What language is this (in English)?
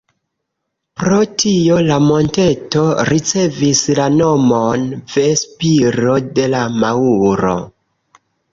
Esperanto